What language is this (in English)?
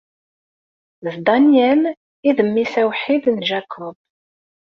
Kabyle